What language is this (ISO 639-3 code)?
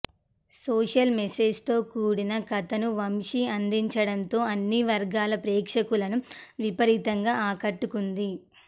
tel